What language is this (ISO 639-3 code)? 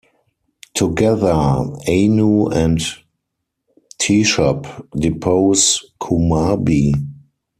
eng